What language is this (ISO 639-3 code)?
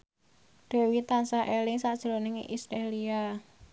jav